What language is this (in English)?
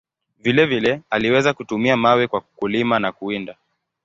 Swahili